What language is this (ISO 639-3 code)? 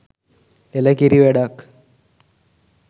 sin